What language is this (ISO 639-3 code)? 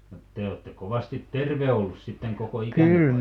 fin